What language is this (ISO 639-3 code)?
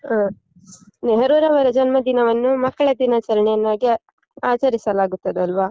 kan